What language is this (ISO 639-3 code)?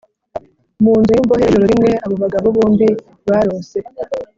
kin